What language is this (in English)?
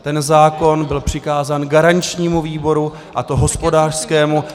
Czech